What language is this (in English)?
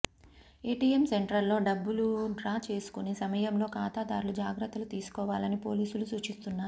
Telugu